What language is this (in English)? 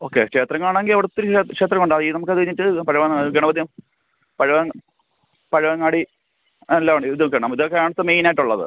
Malayalam